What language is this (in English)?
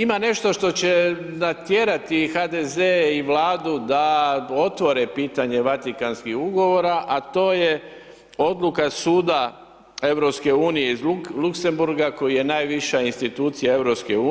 Croatian